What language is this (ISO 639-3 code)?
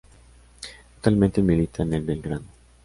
spa